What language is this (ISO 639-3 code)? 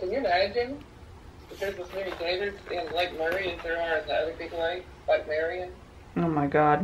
eng